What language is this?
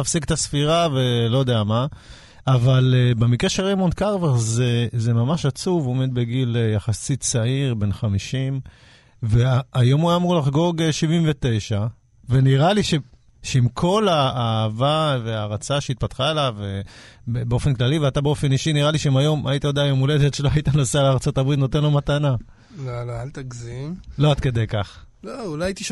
Hebrew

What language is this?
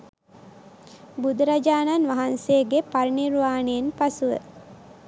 Sinhala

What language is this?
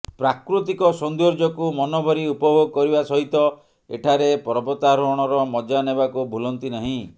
Odia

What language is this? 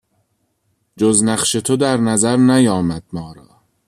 Persian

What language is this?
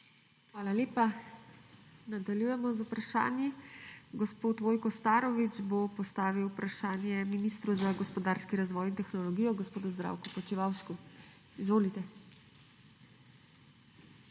Slovenian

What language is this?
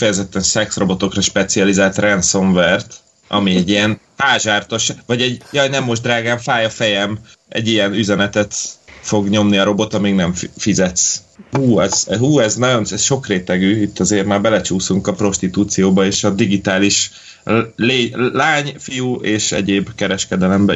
Hungarian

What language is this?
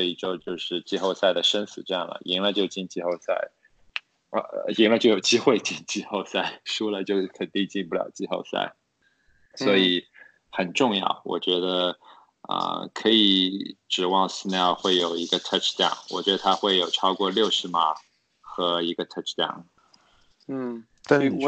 Chinese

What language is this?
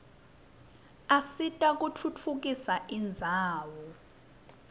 Swati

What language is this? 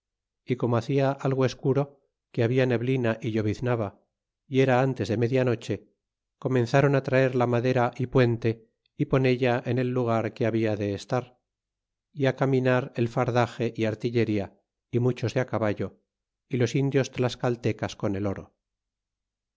Spanish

